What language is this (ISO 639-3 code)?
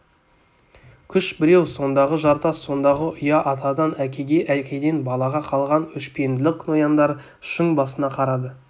kaz